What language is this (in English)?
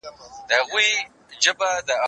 Pashto